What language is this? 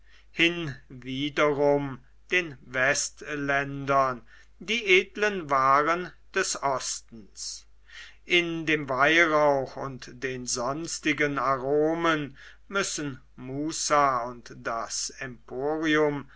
German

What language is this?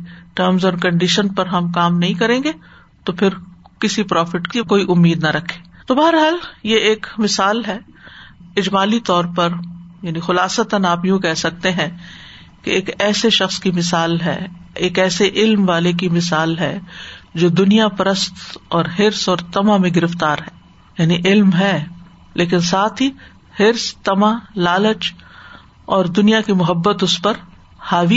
Urdu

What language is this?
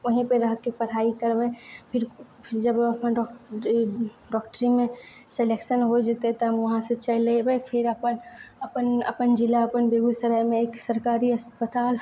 Maithili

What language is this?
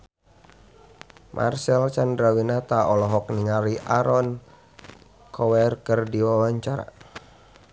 Sundanese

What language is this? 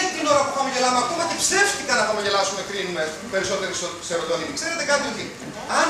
Greek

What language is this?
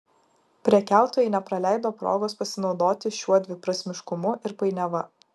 Lithuanian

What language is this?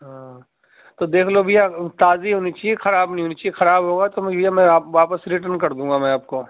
Urdu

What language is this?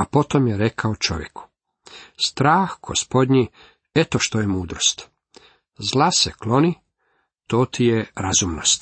Croatian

